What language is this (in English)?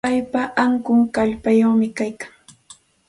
Santa Ana de Tusi Pasco Quechua